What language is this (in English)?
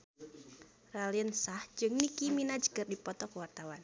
Sundanese